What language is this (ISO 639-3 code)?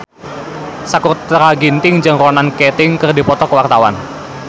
sun